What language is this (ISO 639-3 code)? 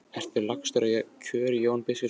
isl